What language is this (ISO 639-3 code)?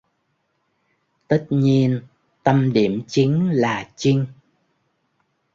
vie